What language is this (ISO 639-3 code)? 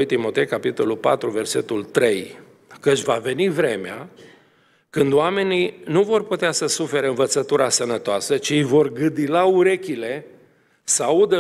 ron